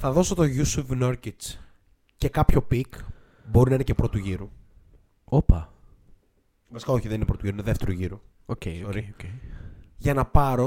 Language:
Greek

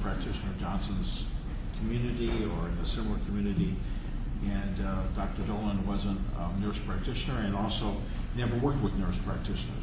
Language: English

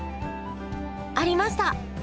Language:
Japanese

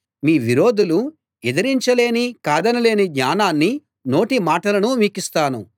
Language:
Telugu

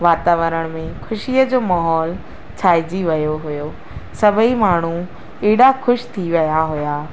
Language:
Sindhi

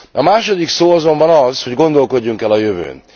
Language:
Hungarian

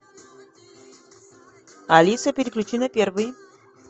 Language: Russian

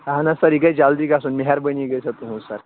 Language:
Kashmiri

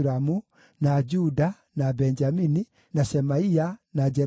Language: Kikuyu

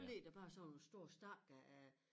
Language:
Danish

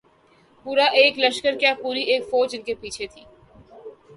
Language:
Urdu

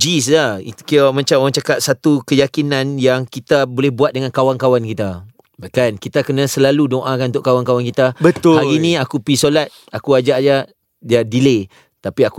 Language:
Malay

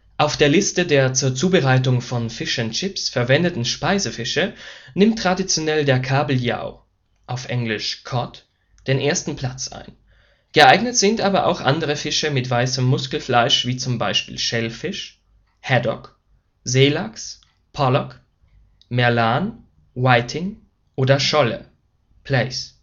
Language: German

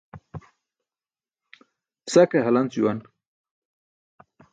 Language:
Burushaski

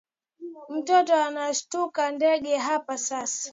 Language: Swahili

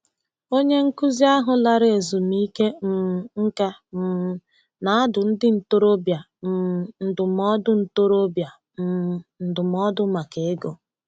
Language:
Igbo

